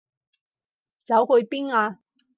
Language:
Cantonese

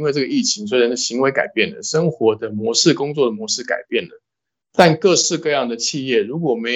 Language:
Chinese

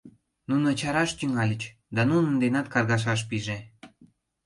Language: Mari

